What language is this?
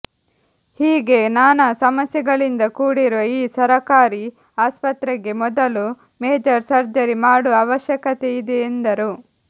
Kannada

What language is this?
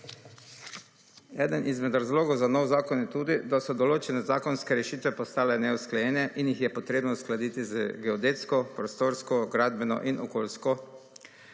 Slovenian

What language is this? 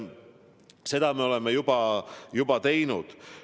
Estonian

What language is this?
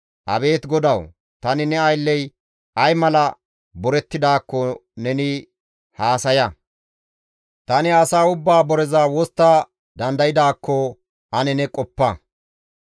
Gamo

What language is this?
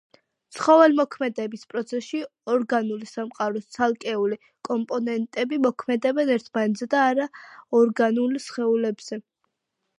Georgian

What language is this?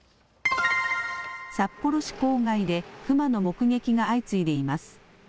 Japanese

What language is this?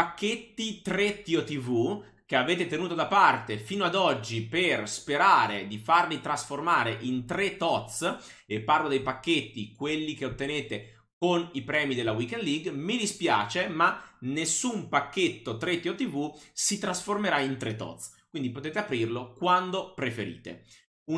Italian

